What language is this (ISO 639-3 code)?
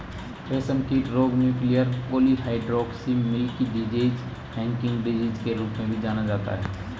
hin